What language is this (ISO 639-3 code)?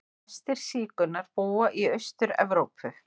isl